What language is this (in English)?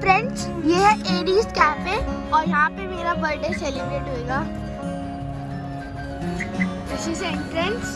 Hindi